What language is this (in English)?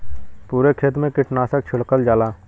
Bhojpuri